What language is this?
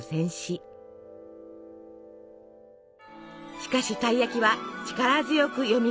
Japanese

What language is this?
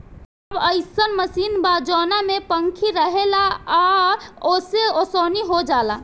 Bhojpuri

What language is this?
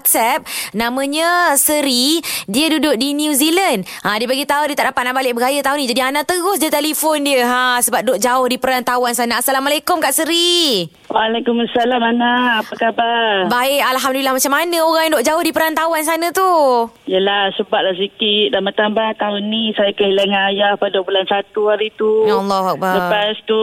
Malay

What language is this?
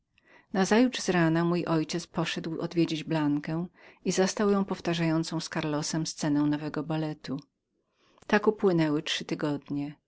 Polish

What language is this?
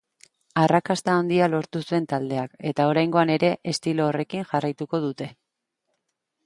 Basque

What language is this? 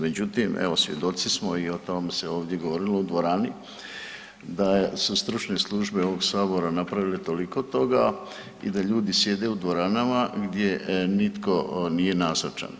Croatian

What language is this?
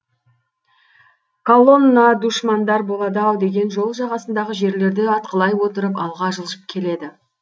Kazakh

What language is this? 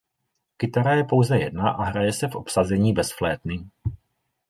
Czech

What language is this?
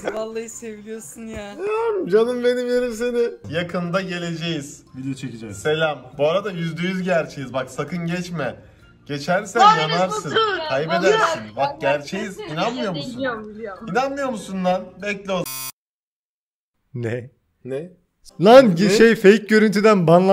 Turkish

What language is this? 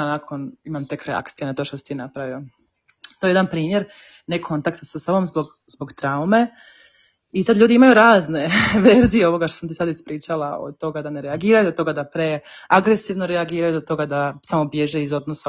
Croatian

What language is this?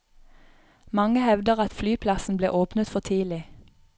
Norwegian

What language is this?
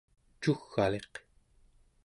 Central Yupik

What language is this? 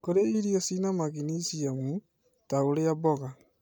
Kikuyu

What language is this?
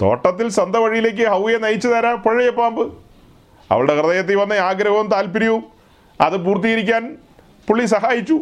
Malayalam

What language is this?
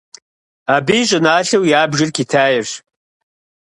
Kabardian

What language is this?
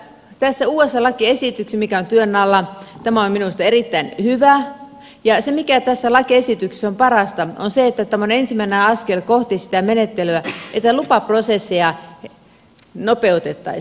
Finnish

